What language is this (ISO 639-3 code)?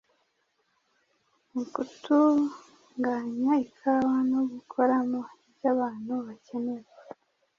kin